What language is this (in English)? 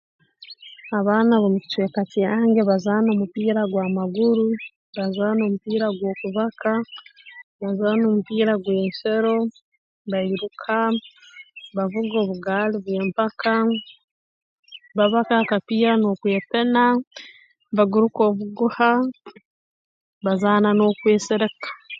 Tooro